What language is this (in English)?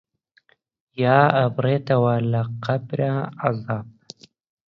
Central Kurdish